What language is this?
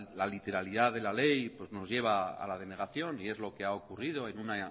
Spanish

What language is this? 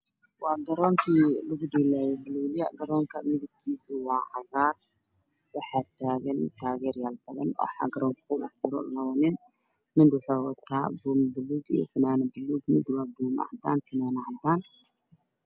Somali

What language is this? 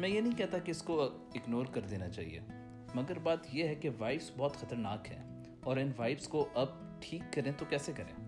Urdu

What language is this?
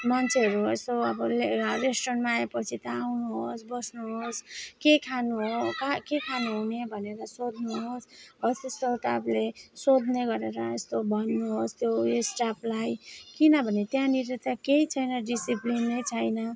Nepali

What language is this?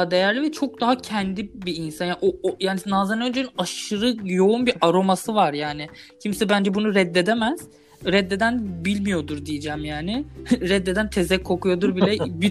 Turkish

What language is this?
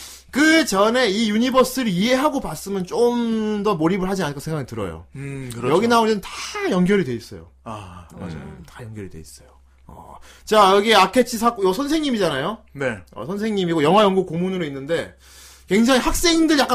Korean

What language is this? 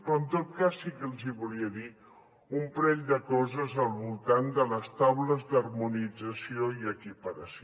Catalan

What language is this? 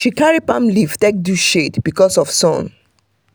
Nigerian Pidgin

